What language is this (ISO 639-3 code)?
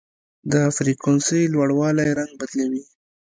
pus